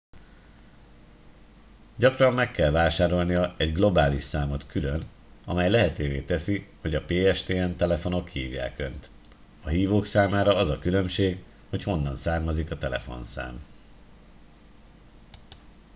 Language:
Hungarian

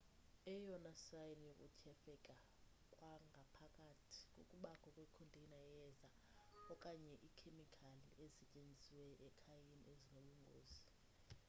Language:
Xhosa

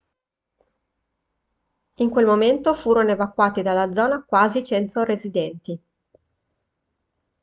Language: Italian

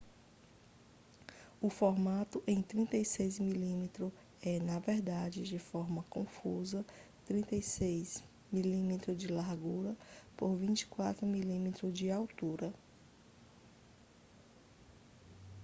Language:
Portuguese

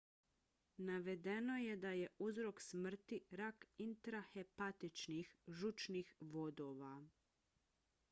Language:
Bosnian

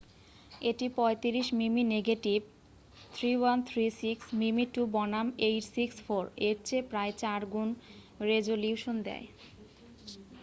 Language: Bangla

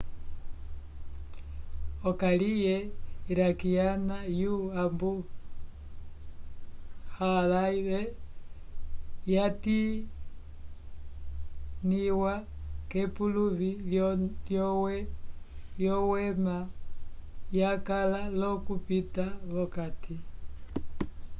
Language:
Umbundu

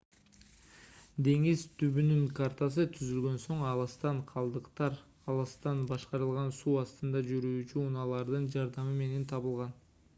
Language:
Kyrgyz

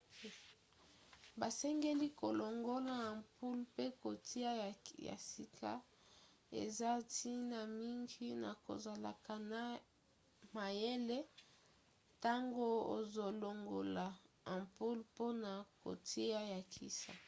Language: Lingala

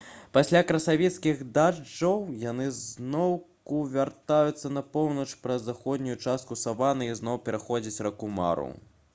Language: Belarusian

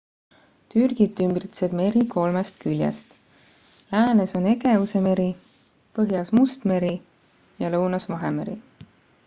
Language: Estonian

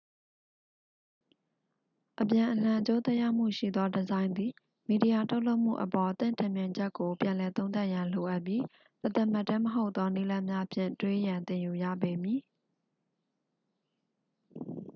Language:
Burmese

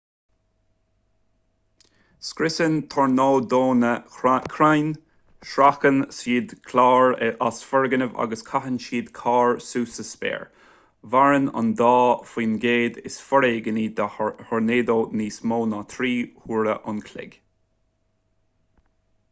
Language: Irish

